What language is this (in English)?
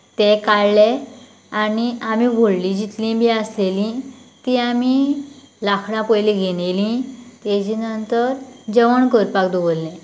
Konkani